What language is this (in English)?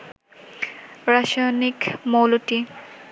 Bangla